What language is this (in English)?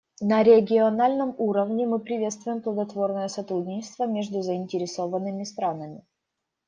Russian